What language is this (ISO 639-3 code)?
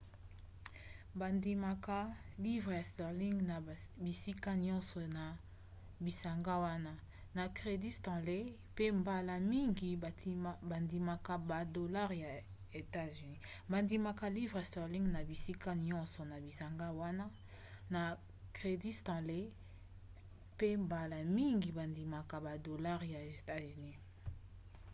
lin